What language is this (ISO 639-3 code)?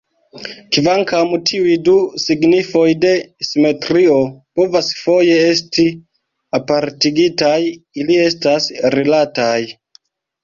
epo